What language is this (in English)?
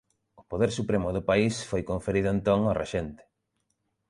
Galician